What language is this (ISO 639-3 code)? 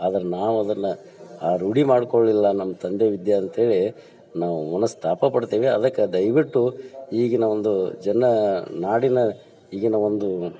kan